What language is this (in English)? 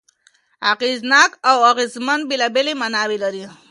Pashto